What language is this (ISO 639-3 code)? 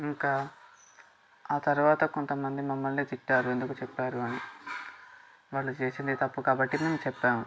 tel